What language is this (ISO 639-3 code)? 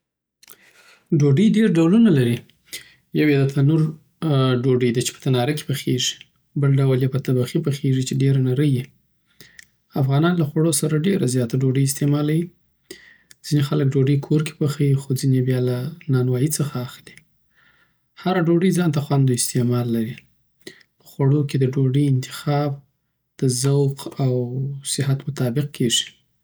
pbt